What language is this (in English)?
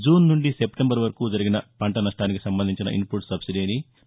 Telugu